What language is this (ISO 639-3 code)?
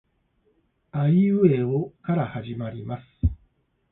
jpn